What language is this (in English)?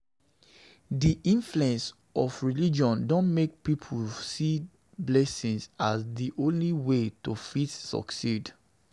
Nigerian Pidgin